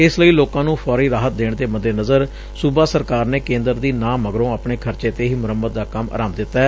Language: Punjabi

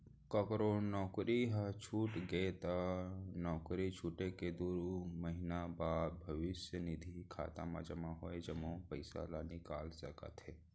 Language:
Chhattisgarhi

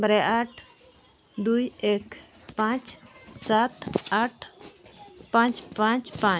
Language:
Santali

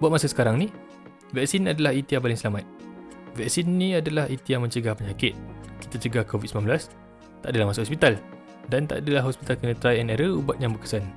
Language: Malay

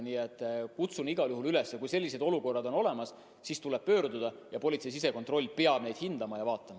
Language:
Estonian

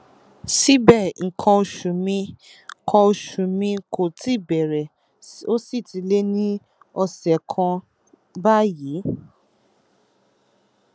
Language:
Yoruba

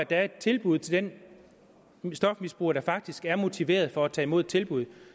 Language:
Danish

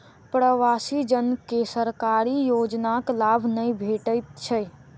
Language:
Maithili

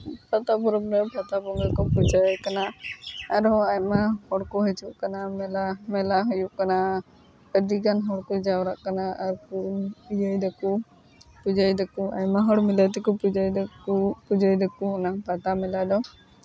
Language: Santali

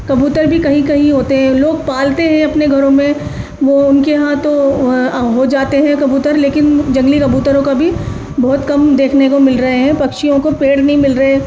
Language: Urdu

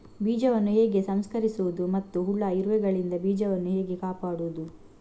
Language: Kannada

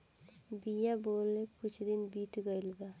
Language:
Bhojpuri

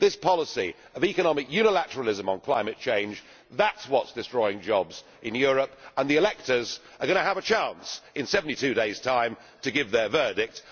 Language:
English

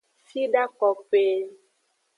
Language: Aja (Benin)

